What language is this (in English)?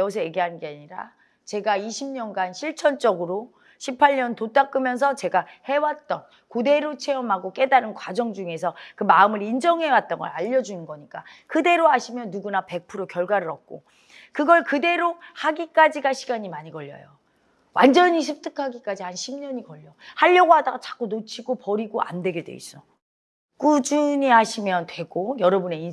Korean